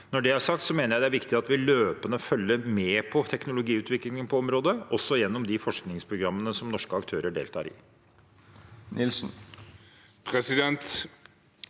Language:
Norwegian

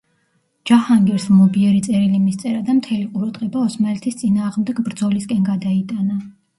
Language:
Georgian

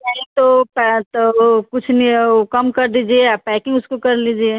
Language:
Hindi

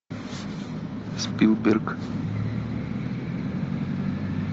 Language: Russian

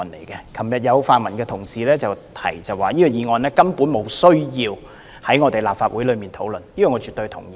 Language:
Cantonese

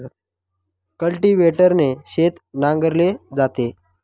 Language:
Marathi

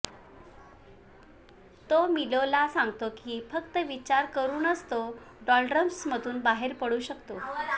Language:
Marathi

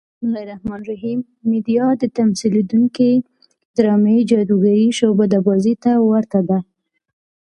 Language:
Pashto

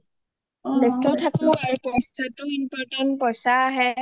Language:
Assamese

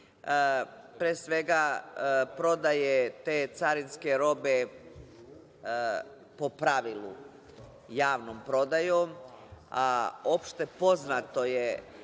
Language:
Serbian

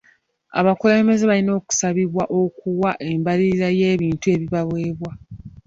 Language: Ganda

